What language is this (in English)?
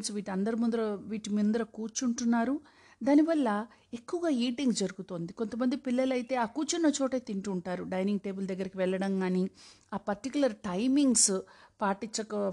Telugu